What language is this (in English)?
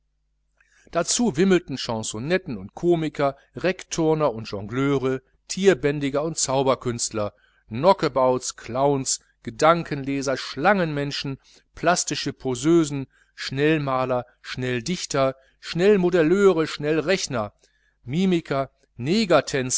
German